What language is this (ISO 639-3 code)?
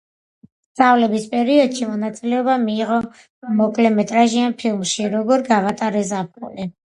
kat